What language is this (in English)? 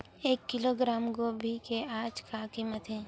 Chhattisgarhi